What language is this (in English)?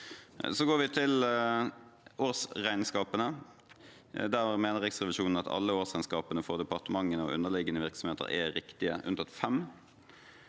Norwegian